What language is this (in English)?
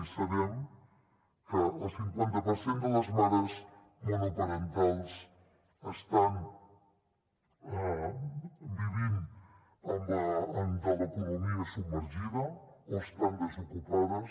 Catalan